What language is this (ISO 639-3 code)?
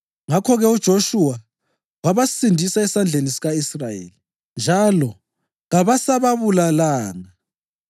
nde